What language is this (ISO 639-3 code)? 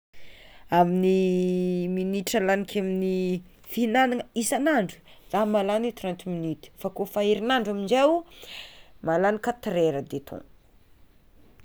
xmw